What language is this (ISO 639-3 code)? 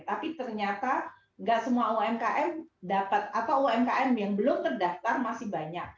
ind